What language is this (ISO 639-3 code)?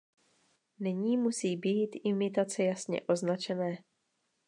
ces